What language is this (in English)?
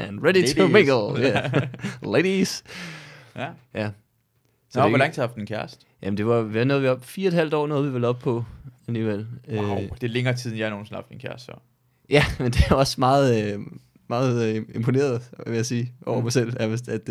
Danish